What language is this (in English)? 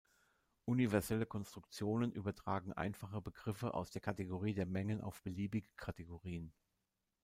German